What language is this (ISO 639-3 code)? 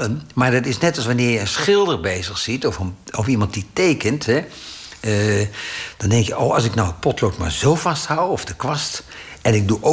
nld